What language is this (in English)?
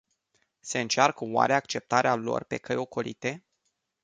Romanian